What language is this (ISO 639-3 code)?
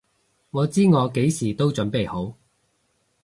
yue